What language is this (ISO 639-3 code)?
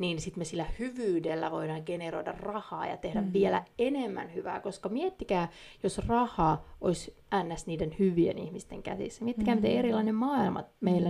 fin